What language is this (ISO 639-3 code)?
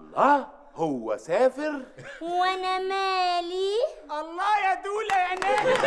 ara